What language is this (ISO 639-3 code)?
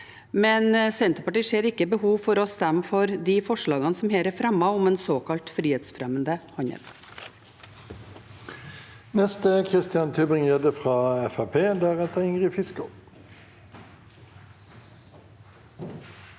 nor